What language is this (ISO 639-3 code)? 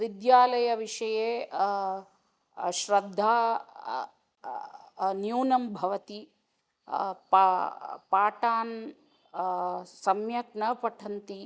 san